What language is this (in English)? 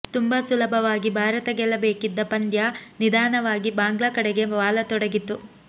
Kannada